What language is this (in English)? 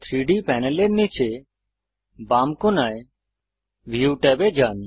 Bangla